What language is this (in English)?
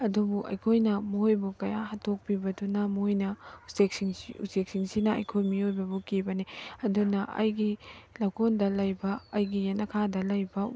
Manipuri